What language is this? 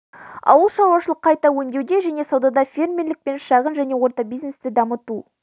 Kazakh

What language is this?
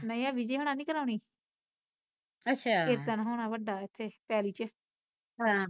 Punjabi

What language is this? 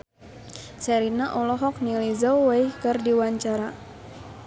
Sundanese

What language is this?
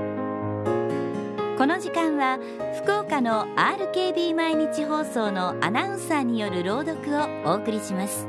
Japanese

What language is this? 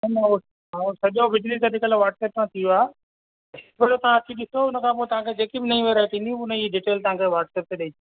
Sindhi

